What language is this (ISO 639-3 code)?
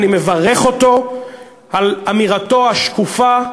heb